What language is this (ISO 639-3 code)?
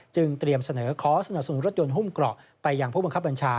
tha